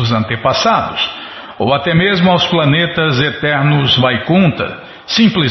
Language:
Portuguese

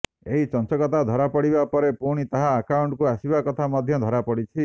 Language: Odia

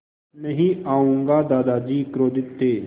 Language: Hindi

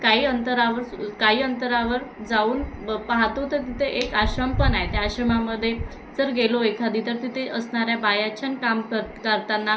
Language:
Marathi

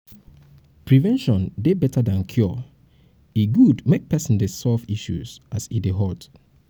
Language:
Nigerian Pidgin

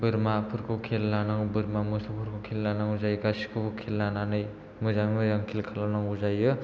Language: Bodo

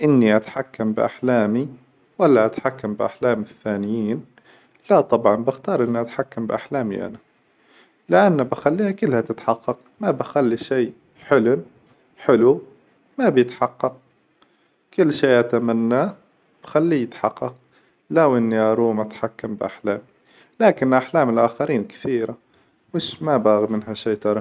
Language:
Hijazi Arabic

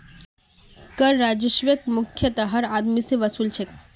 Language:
Magahi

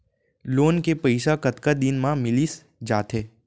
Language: Chhattisgarhi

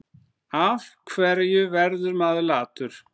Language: Icelandic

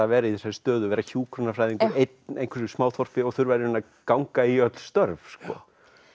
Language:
Icelandic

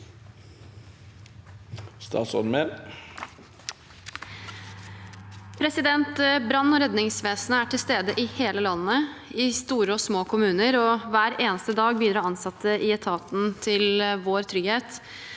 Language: Norwegian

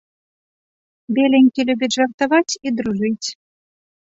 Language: Belarusian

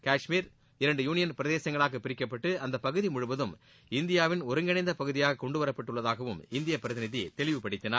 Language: Tamil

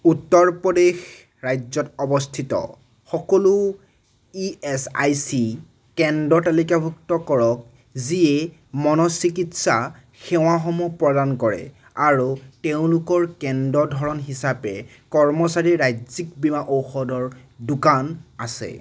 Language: Assamese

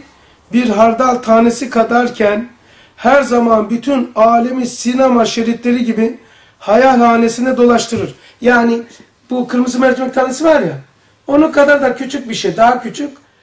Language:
Turkish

